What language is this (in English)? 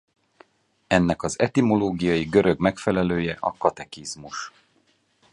Hungarian